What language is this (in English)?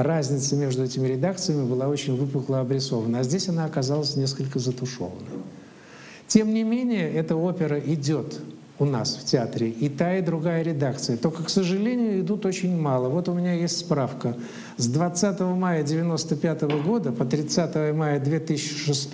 Russian